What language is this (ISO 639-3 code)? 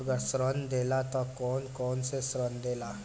bho